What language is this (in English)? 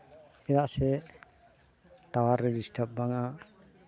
Santali